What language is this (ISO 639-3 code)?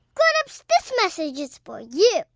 eng